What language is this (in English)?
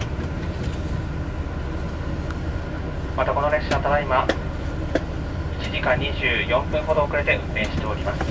Japanese